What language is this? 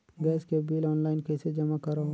Chhattisgarhi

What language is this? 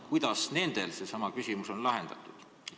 Estonian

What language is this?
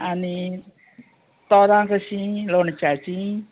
Konkani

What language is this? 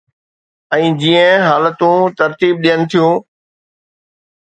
Sindhi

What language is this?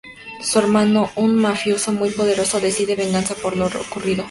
Spanish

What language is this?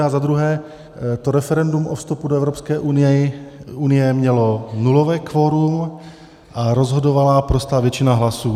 Czech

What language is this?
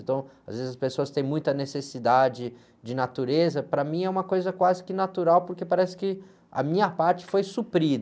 Portuguese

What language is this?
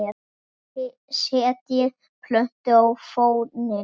Icelandic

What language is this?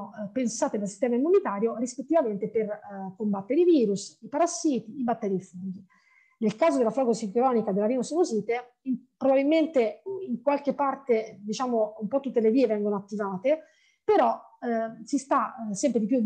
Italian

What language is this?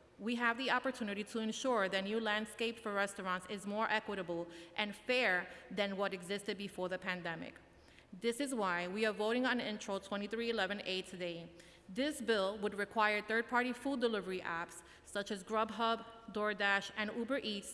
English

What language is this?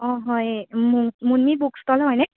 Assamese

